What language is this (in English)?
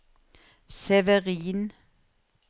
Norwegian